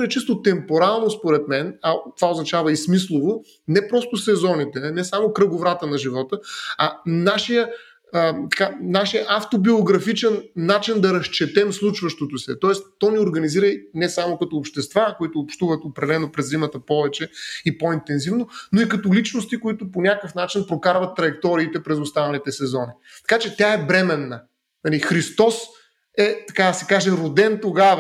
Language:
Bulgarian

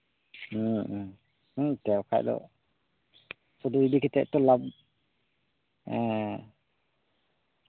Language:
Santali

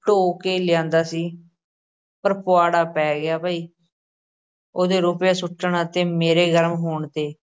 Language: Punjabi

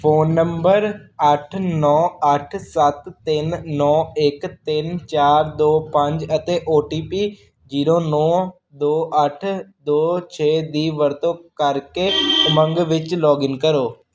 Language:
Punjabi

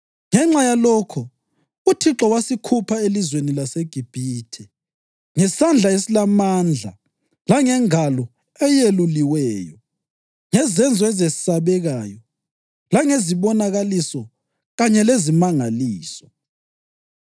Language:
North Ndebele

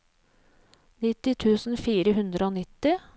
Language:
Norwegian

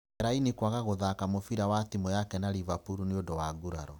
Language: Kikuyu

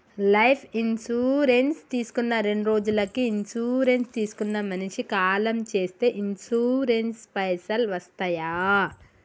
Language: Telugu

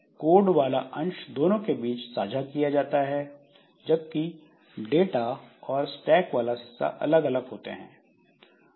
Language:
Hindi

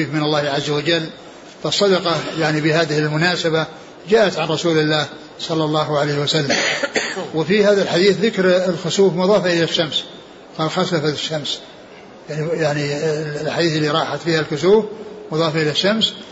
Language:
Arabic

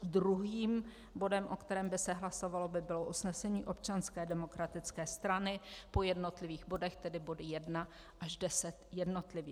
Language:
Czech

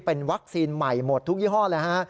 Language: Thai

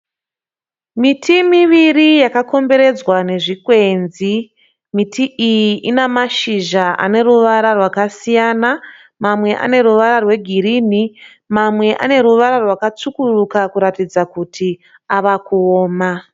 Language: Shona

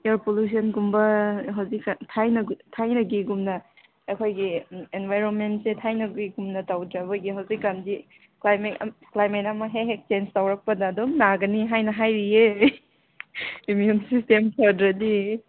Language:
Manipuri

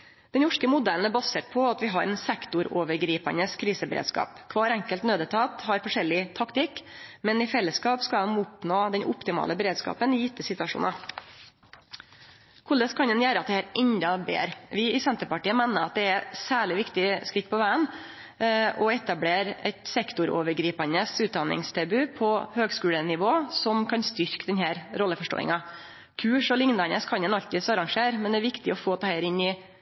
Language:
Norwegian Nynorsk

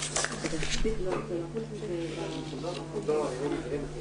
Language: Hebrew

